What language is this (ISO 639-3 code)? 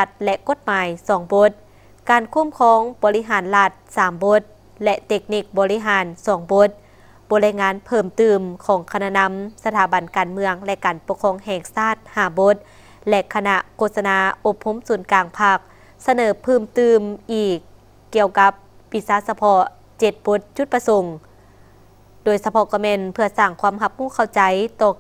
tha